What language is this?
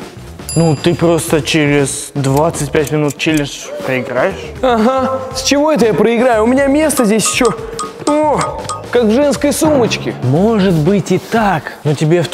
Russian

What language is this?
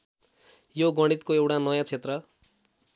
Nepali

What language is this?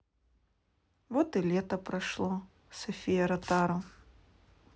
Russian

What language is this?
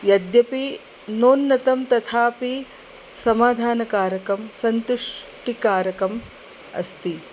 Sanskrit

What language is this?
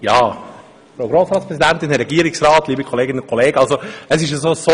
Swiss German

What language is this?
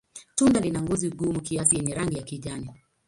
Swahili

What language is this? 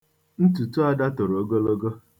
Igbo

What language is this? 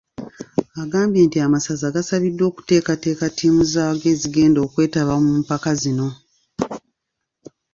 Ganda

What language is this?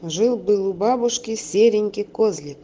Russian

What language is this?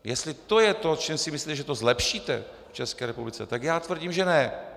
Czech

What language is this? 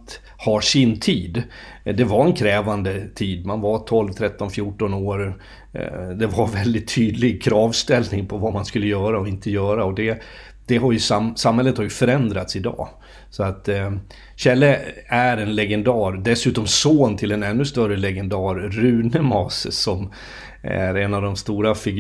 Swedish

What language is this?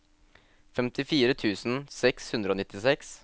Norwegian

